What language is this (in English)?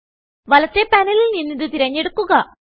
Malayalam